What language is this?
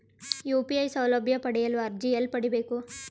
Kannada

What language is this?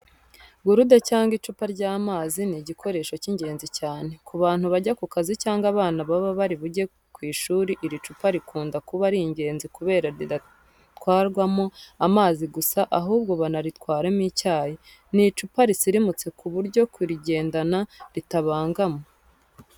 Kinyarwanda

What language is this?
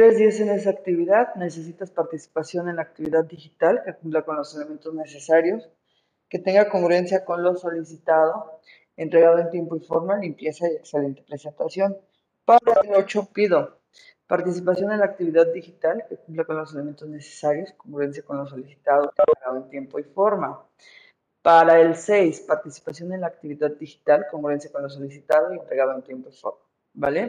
Spanish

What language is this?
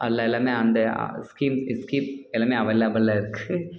Tamil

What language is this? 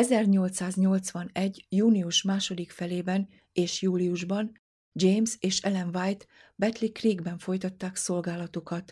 Hungarian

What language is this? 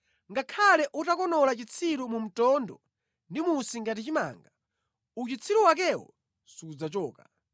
Nyanja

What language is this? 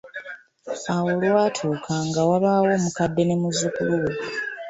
Ganda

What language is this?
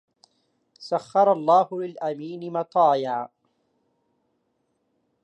Arabic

